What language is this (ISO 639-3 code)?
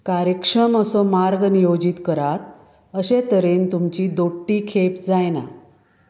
kok